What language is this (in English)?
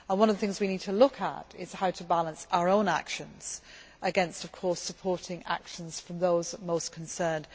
English